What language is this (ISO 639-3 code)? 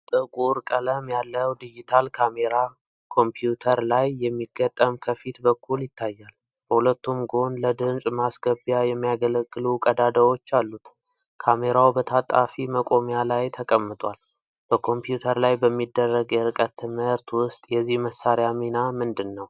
amh